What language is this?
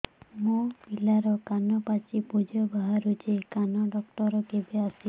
Odia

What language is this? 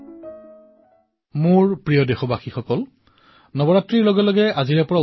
Assamese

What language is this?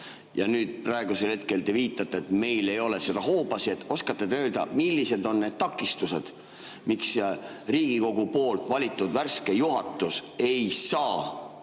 Estonian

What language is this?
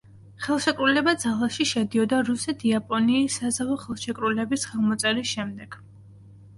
Georgian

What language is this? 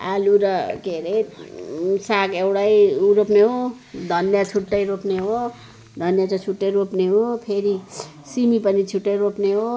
Nepali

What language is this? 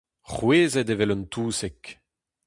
Breton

